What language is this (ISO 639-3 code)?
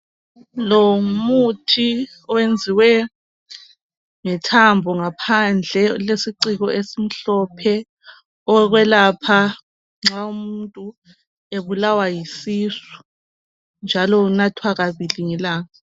nde